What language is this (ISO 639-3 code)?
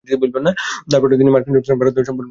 ben